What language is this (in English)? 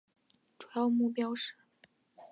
Chinese